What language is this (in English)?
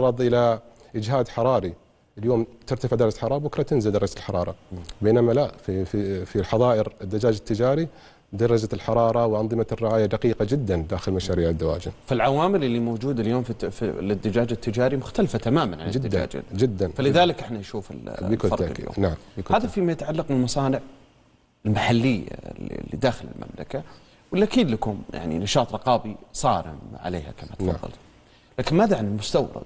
Arabic